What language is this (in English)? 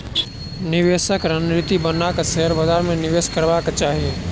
Maithili